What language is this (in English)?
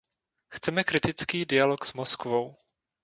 Czech